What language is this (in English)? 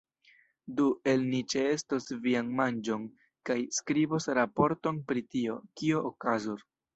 Esperanto